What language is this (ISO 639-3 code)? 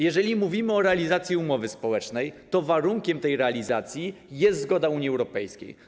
pol